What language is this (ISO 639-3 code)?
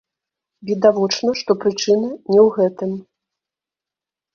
bel